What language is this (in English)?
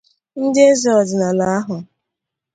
Igbo